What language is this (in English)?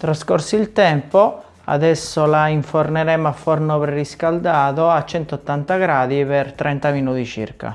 Italian